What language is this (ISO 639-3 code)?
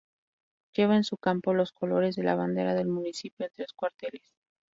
spa